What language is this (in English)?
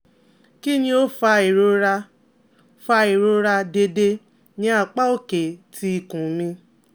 Yoruba